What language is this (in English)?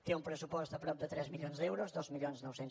Catalan